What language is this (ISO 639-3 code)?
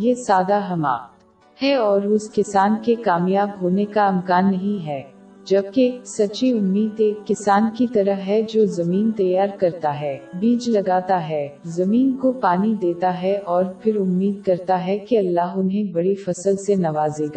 urd